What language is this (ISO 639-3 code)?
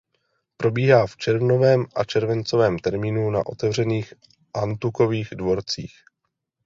ces